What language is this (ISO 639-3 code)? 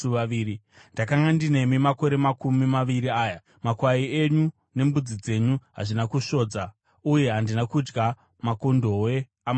sna